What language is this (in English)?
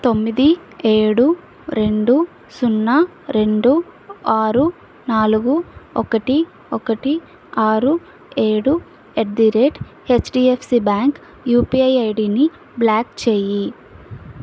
Telugu